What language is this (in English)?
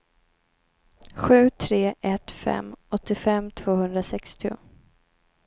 Swedish